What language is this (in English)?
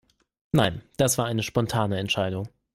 German